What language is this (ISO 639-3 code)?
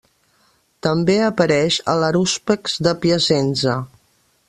cat